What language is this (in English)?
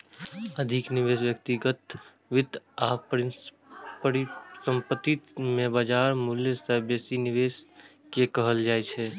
Maithili